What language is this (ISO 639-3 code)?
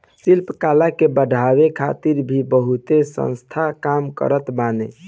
bho